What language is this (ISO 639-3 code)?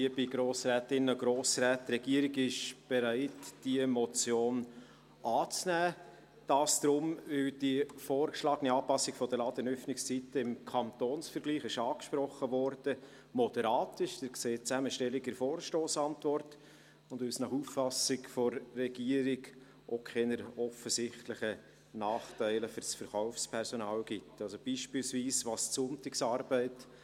gsw